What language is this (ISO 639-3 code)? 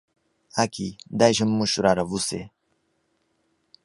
por